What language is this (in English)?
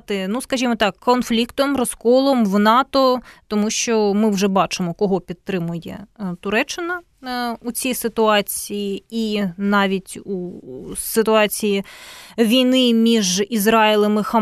Ukrainian